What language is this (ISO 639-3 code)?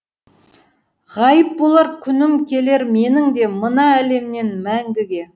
kaz